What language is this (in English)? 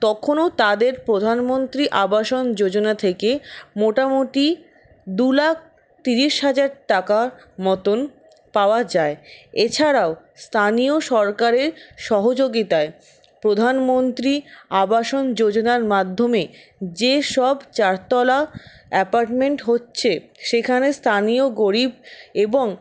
Bangla